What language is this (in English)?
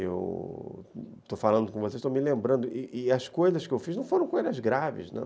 Portuguese